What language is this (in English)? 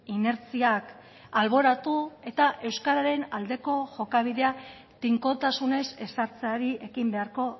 Basque